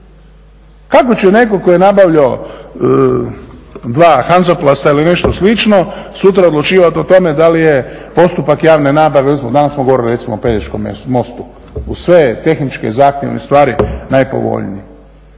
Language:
Croatian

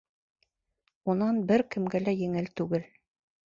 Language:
Bashkir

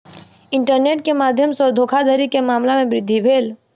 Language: Maithili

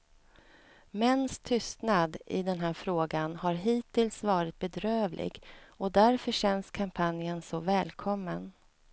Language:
Swedish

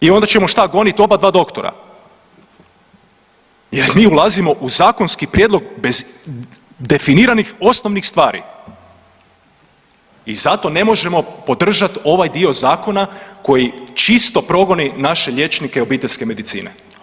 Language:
Croatian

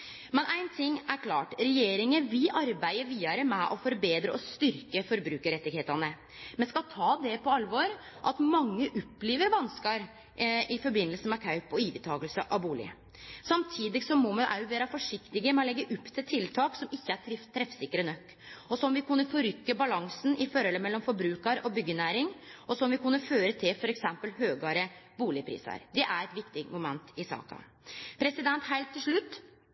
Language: Norwegian Nynorsk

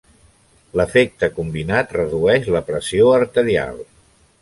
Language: Catalan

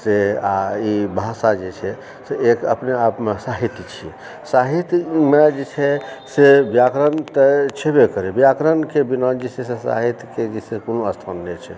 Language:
Maithili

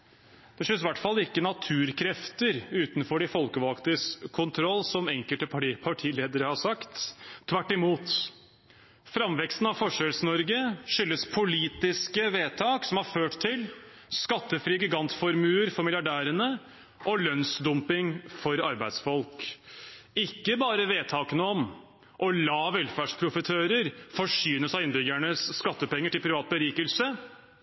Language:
Norwegian Bokmål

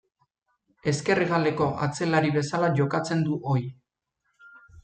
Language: Basque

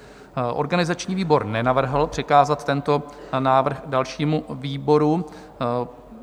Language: Czech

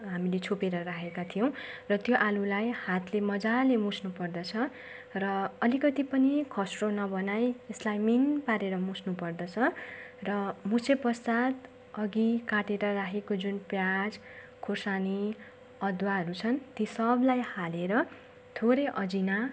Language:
Nepali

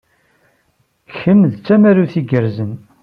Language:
Kabyle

